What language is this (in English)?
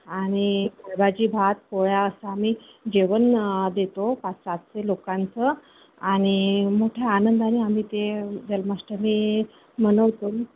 Marathi